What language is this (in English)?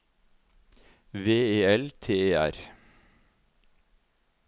Norwegian